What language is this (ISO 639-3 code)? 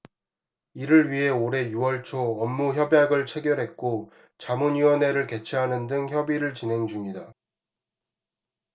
kor